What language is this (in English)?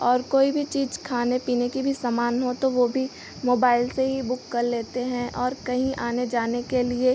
Hindi